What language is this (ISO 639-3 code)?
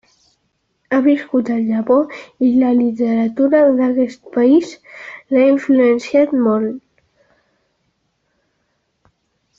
cat